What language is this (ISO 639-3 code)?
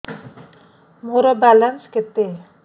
ori